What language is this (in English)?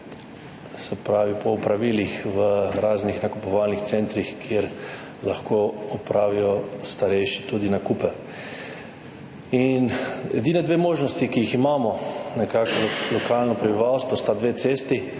Slovenian